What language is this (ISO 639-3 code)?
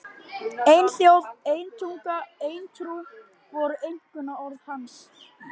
isl